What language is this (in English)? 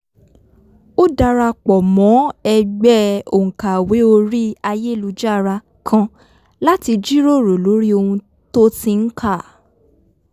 Yoruba